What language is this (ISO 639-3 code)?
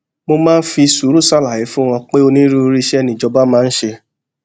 yor